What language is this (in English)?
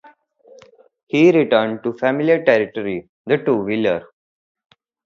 English